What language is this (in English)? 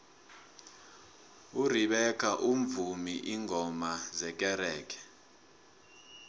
South Ndebele